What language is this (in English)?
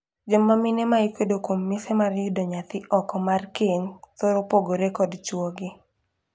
Luo (Kenya and Tanzania)